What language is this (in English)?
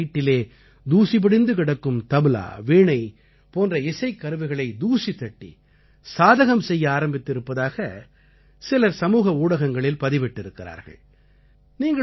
Tamil